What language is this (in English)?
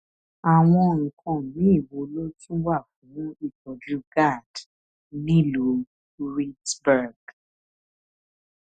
Yoruba